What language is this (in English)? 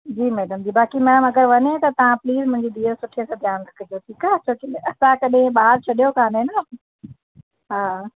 Sindhi